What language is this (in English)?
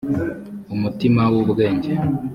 Kinyarwanda